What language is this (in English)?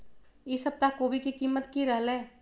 Magahi